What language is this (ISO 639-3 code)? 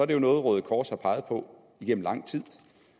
dan